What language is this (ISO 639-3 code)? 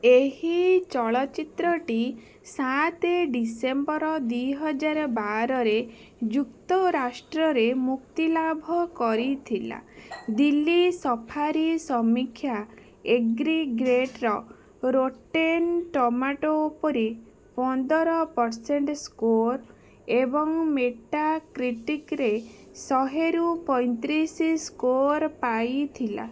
ori